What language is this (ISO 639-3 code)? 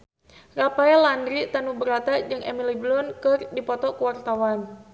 sun